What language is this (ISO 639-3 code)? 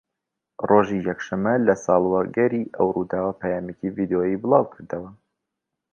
ckb